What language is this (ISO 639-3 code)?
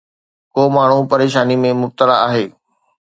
snd